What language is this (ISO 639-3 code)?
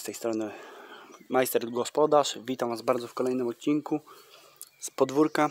pol